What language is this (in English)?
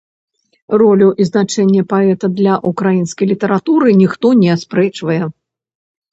Belarusian